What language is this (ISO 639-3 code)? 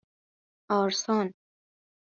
fas